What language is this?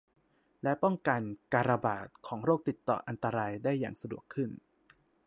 Thai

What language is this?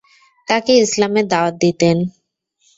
Bangla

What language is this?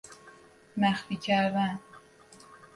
Persian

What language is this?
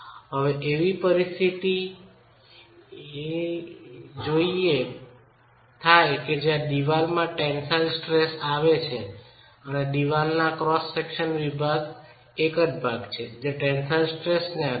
Gujarati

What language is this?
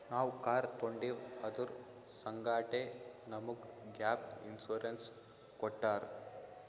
Kannada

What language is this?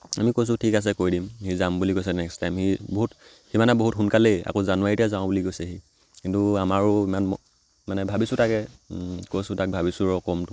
Assamese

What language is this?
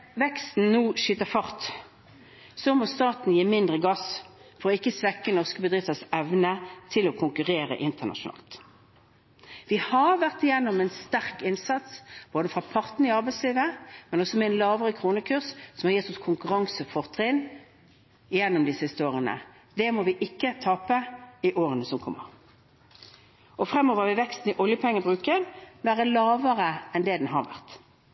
Norwegian Bokmål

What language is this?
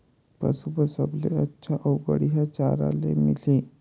Chhattisgarhi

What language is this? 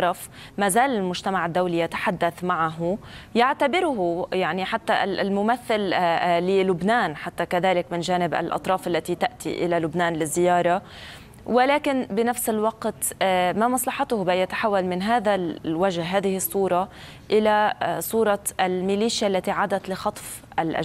Arabic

